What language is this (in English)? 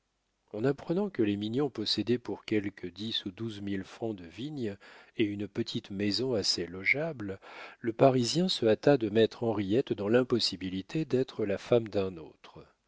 French